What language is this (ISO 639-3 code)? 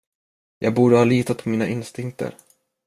swe